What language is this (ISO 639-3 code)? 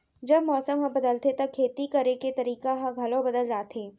hne